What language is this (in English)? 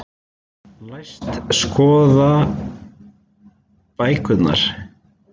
Icelandic